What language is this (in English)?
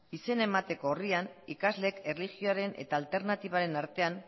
Basque